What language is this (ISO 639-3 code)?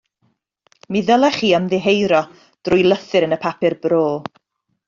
cym